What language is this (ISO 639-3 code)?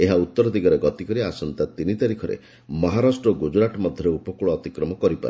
ori